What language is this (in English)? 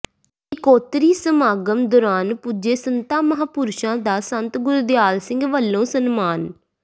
Punjabi